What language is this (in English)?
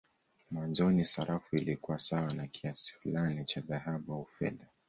Swahili